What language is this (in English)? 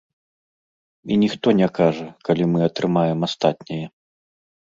Belarusian